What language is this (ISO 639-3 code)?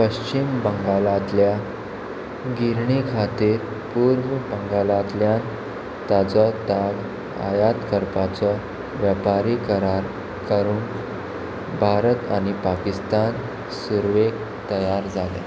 kok